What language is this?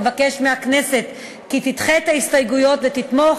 Hebrew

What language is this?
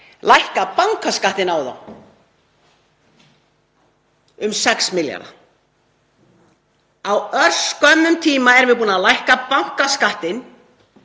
Icelandic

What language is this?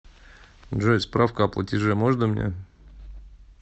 Russian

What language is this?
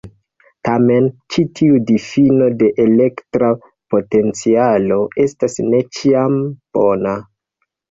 Esperanto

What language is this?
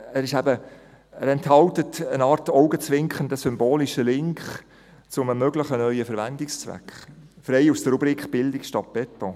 Swiss German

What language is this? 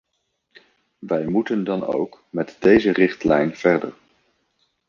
Dutch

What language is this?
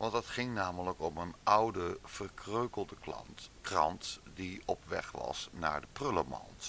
Dutch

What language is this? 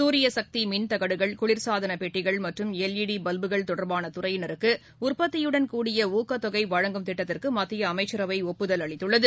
Tamil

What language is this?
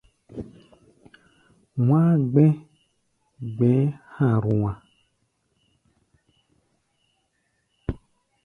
Gbaya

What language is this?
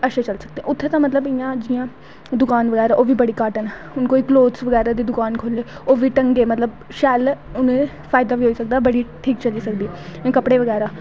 Dogri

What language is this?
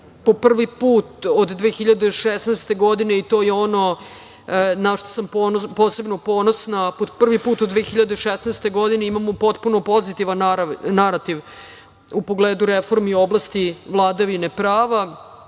Serbian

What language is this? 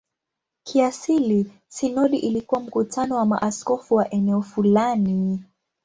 Swahili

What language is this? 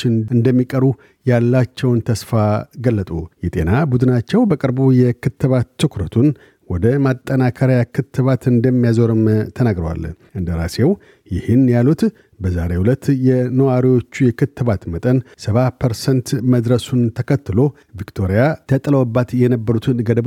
Amharic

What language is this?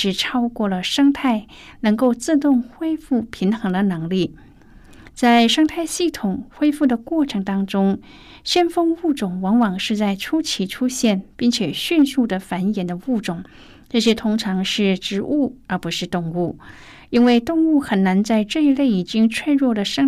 Chinese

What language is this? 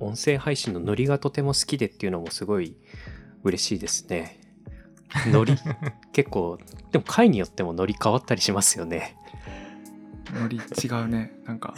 Japanese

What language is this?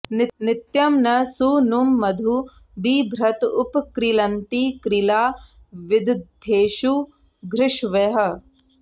Sanskrit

